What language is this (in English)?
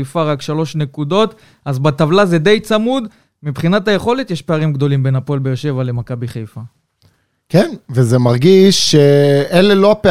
Hebrew